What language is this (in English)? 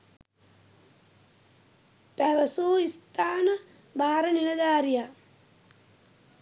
Sinhala